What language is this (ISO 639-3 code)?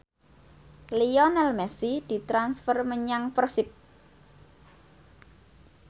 jav